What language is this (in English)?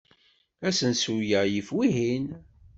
Kabyle